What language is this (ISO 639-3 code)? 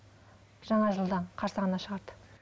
kaz